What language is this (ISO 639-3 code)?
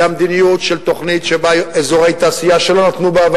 heb